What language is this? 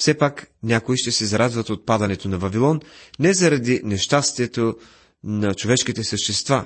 Bulgarian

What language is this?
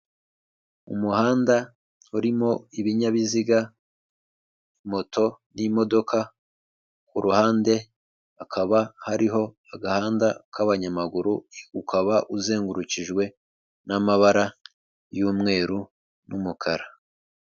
Kinyarwanda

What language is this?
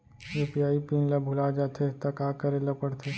Chhattisgarhi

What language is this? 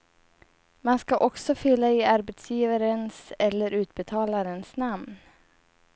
Swedish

